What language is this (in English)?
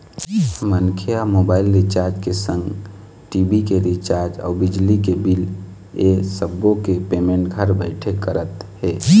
Chhattisgarhi